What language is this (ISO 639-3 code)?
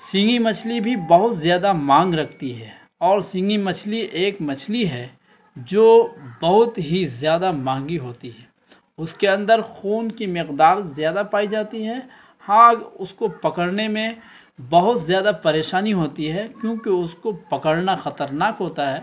urd